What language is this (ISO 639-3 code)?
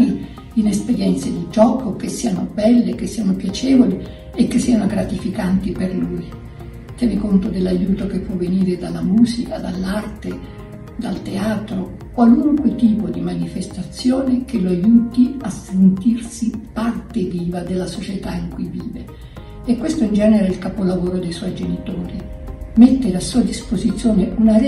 ita